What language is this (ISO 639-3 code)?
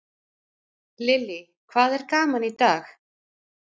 isl